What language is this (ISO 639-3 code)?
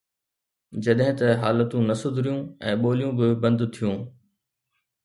snd